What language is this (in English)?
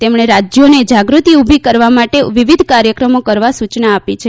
Gujarati